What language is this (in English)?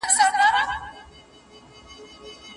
Pashto